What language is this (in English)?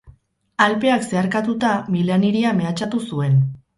Basque